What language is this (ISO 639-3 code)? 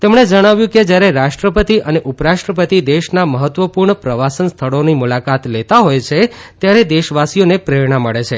guj